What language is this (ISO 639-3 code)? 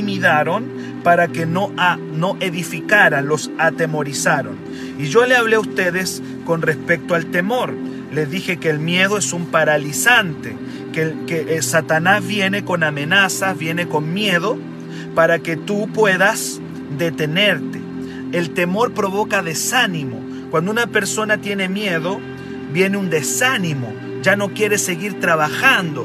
spa